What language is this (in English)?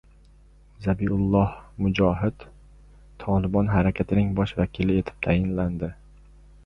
Uzbek